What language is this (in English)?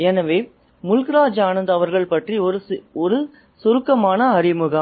Tamil